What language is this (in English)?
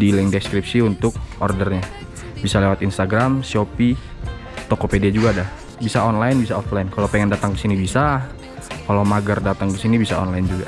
Indonesian